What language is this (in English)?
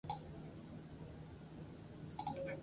Basque